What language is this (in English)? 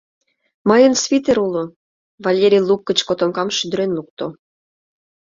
Mari